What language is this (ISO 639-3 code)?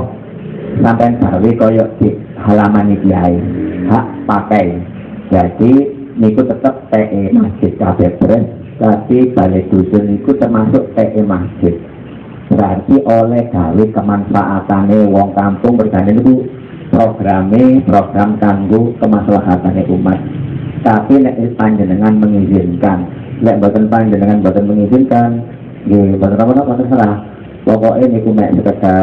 ind